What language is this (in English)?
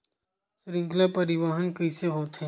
Chhattisgarhi